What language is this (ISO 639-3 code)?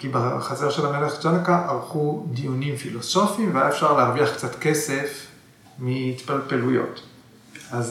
heb